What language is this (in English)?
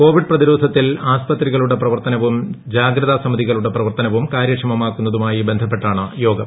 Malayalam